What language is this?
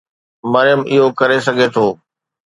Sindhi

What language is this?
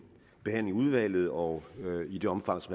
Danish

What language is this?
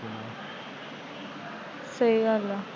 Punjabi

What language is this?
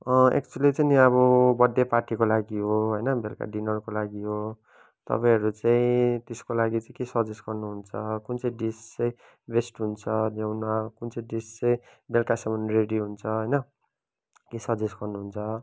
Nepali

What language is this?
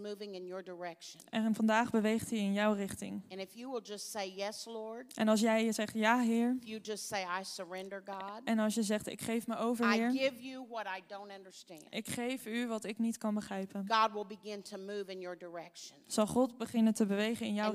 Dutch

